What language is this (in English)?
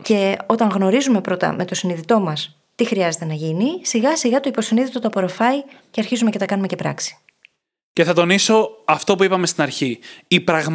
Greek